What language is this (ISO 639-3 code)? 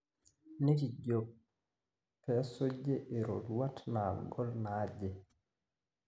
mas